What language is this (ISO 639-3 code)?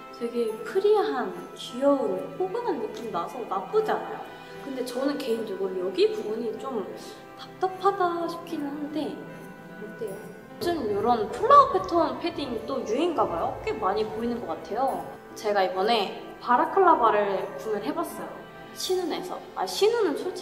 kor